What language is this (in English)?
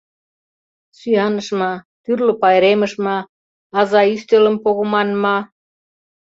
Mari